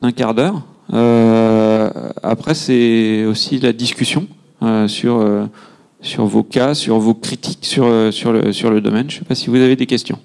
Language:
French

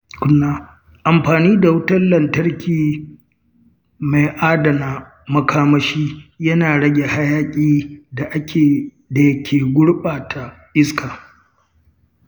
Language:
Hausa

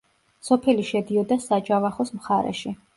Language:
Georgian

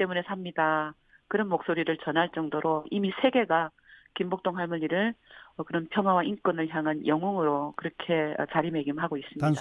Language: Korean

